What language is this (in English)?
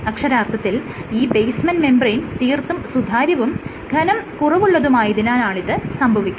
Malayalam